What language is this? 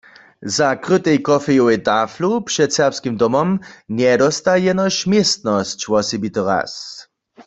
Upper Sorbian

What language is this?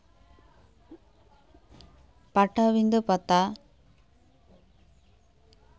Santali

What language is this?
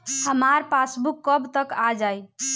Bhojpuri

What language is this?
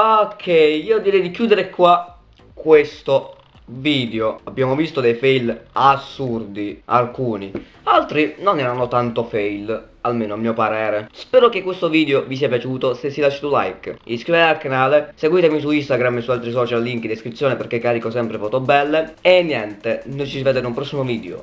Italian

